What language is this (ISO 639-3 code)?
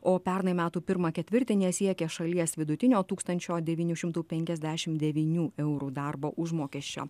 lit